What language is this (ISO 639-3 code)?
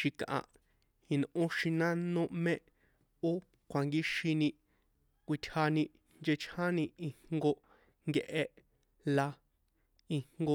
poe